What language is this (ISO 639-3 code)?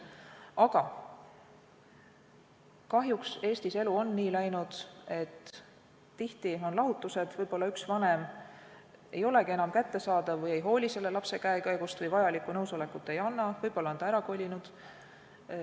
est